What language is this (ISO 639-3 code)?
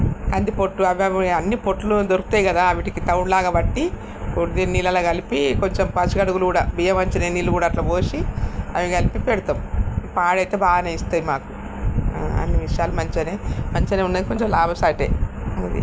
tel